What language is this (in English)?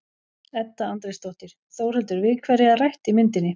Icelandic